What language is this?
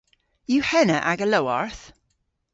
Cornish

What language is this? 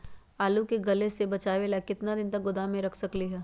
Magahi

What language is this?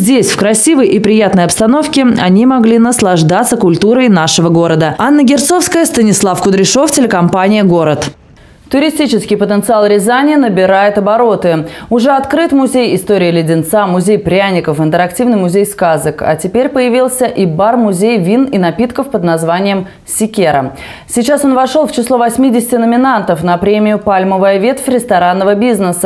Russian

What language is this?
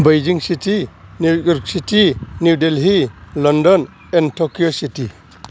Bodo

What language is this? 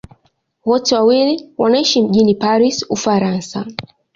Swahili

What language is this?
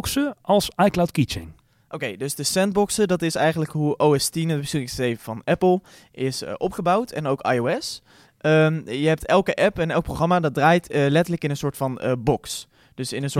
Dutch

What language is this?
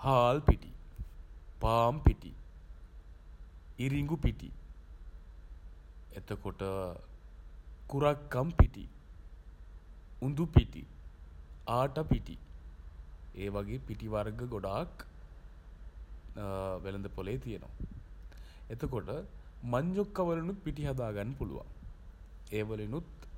Sinhala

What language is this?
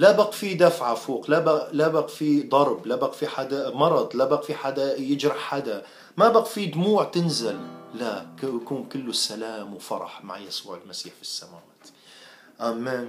Arabic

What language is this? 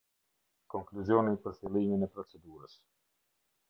Albanian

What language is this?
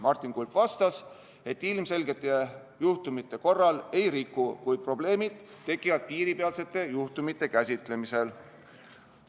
Estonian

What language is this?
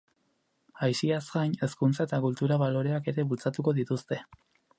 Basque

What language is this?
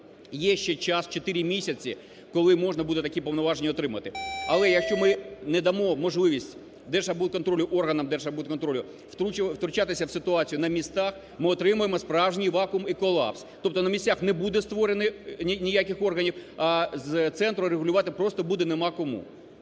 Ukrainian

